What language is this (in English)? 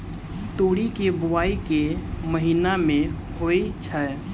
Maithili